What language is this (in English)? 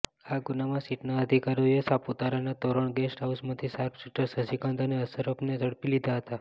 Gujarati